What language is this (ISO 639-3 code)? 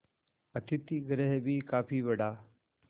hin